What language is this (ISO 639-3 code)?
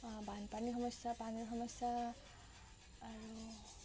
asm